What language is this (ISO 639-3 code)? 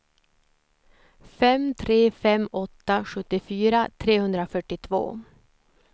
swe